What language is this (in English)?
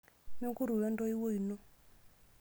Masai